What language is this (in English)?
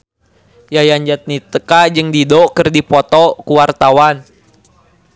Sundanese